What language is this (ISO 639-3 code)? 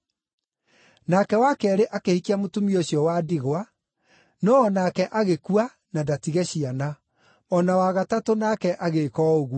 kik